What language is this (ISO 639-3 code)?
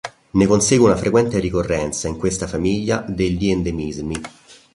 ita